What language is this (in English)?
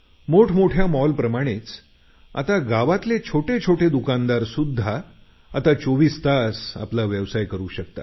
Marathi